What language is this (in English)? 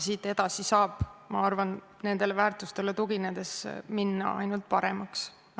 Estonian